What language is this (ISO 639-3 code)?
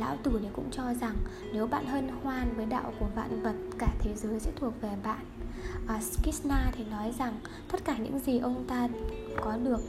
vie